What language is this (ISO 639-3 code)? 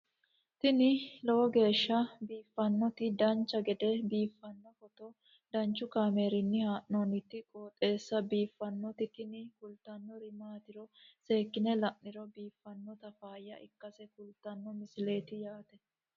sid